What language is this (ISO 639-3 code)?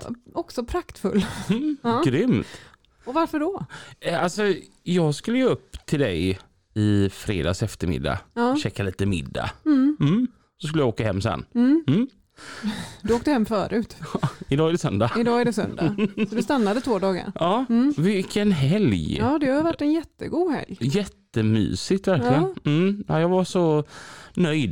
swe